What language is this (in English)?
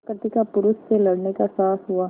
Hindi